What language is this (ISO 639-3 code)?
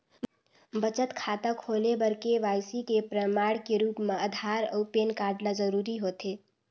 hne